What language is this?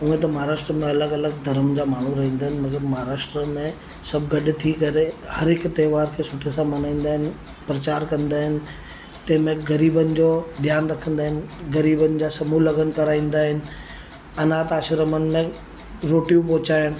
Sindhi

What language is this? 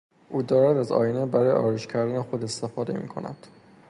Persian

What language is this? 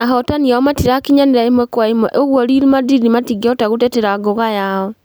Kikuyu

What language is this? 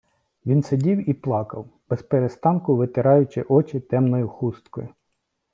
Ukrainian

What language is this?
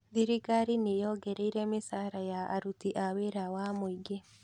Kikuyu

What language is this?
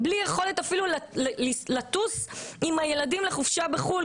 Hebrew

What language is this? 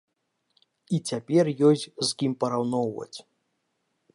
Belarusian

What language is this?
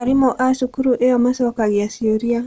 Kikuyu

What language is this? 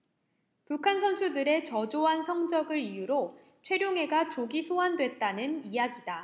Korean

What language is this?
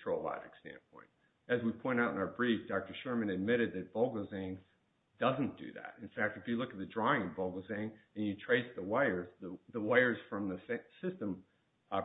English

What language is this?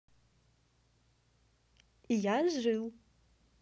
Russian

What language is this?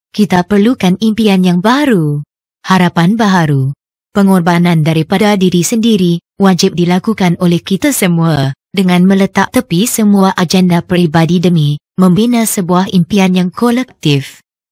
Malay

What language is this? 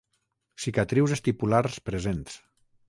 Catalan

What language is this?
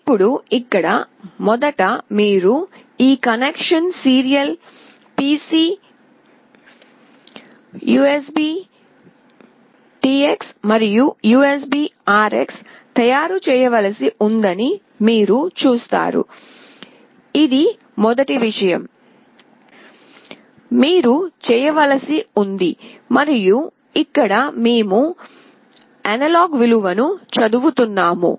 Telugu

